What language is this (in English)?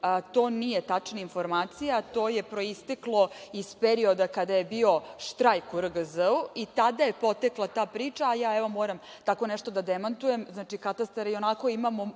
Serbian